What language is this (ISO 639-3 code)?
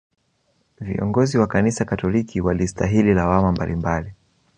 swa